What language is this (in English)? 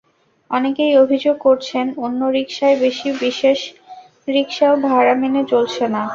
Bangla